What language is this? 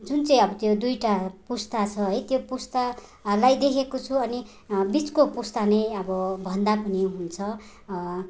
Nepali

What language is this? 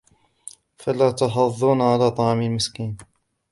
Arabic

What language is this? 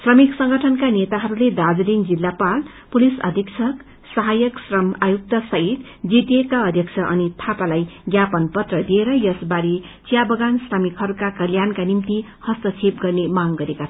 Nepali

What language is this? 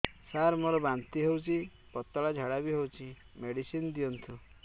Odia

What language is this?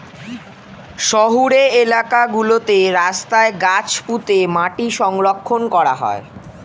Bangla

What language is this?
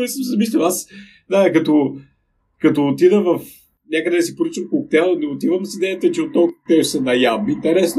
Bulgarian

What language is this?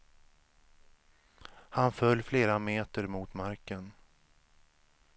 Swedish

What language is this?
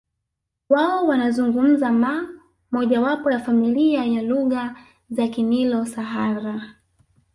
Swahili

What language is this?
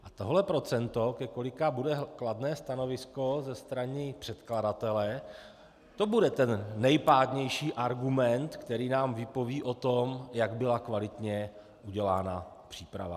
Czech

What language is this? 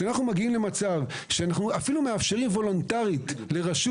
Hebrew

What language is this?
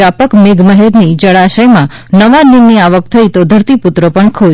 Gujarati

